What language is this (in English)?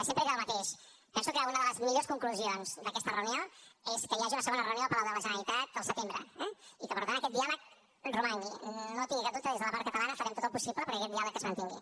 Catalan